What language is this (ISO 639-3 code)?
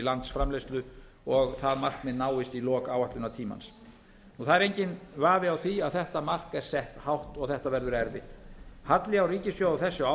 isl